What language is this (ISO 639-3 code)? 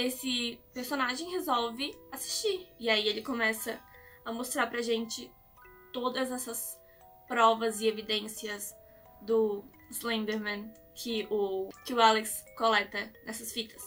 por